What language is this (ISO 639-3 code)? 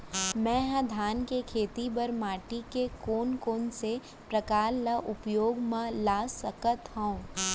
hne